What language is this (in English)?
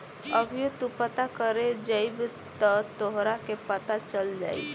Bhojpuri